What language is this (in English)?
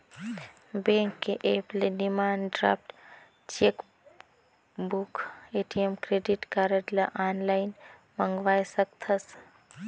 Chhattisgarhi